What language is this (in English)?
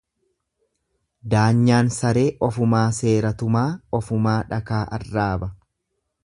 Oromo